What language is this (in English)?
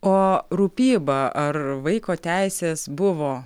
Lithuanian